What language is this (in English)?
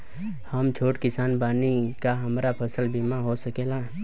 Bhojpuri